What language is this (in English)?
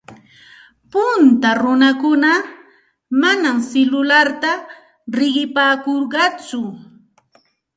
Santa Ana de Tusi Pasco Quechua